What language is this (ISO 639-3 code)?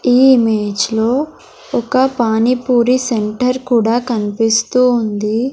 tel